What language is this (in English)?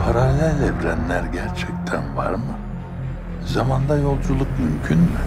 Turkish